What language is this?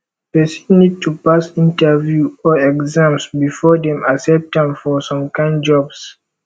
Nigerian Pidgin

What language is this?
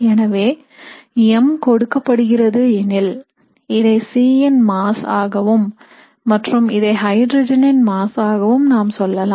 Tamil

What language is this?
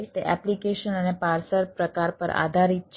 Gujarati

